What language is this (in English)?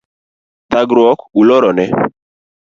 Luo (Kenya and Tanzania)